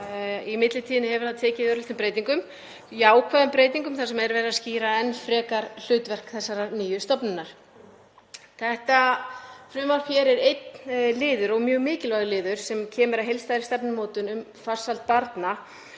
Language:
Icelandic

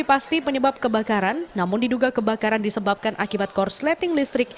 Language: Indonesian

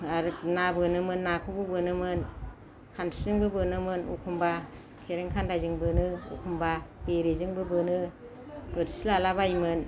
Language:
Bodo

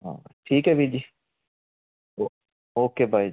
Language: Punjabi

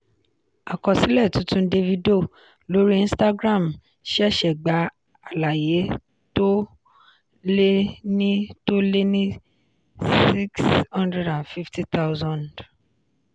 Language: Yoruba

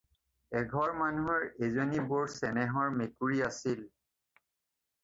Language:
Assamese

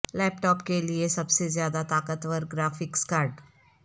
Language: Urdu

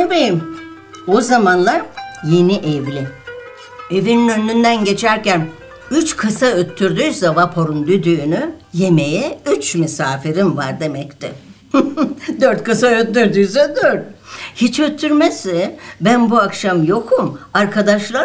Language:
Turkish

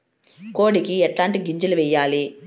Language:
Telugu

